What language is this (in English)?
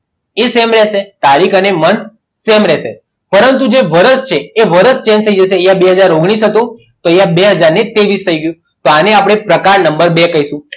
Gujarati